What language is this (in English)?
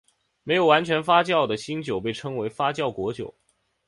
Chinese